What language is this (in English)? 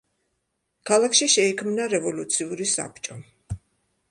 Georgian